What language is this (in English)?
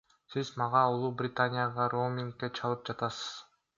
Kyrgyz